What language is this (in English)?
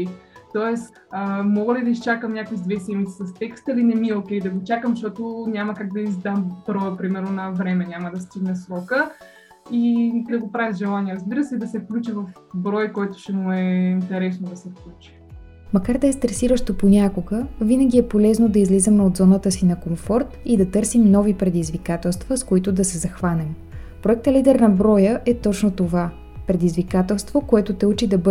Bulgarian